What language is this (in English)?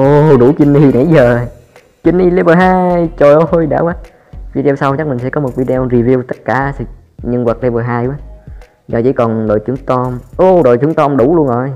Vietnamese